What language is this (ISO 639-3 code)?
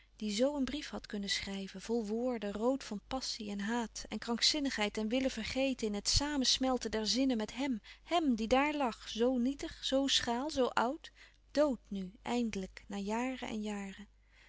nld